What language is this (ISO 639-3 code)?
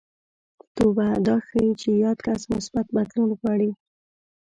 pus